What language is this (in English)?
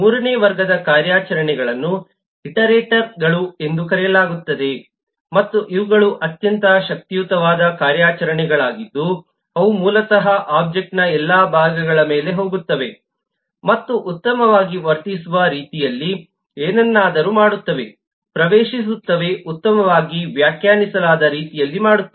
Kannada